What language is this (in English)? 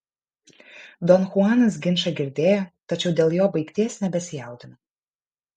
Lithuanian